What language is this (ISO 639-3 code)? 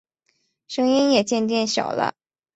zho